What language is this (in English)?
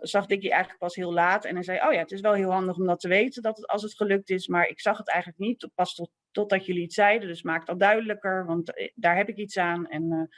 Dutch